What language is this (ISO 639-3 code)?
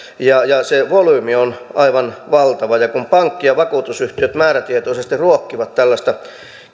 fin